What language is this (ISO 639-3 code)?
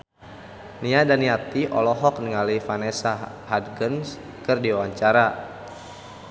sun